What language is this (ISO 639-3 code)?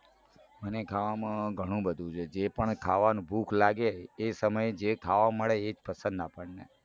guj